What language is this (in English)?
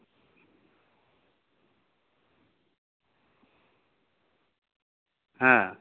Santali